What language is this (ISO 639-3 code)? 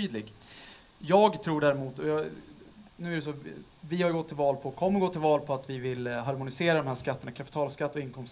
swe